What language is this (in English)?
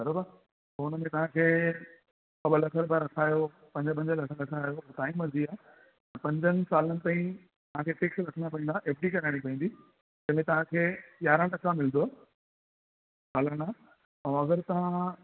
Sindhi